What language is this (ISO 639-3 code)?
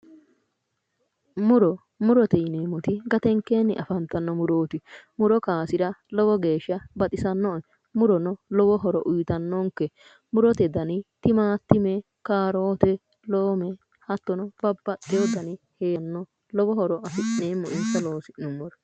sid